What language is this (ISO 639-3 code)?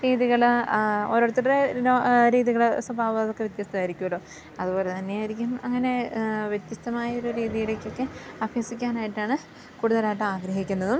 mal